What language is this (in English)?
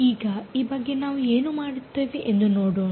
Kannada